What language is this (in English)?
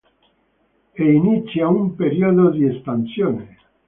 Italian